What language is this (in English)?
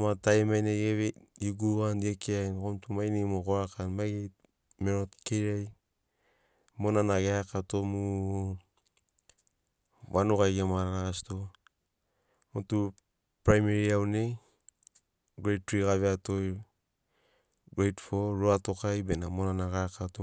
Sinaugoro